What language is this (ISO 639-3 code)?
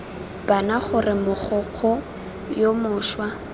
tsn